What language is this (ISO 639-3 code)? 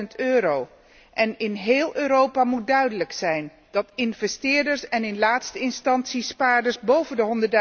nld